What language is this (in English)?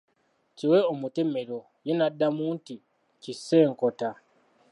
Ganda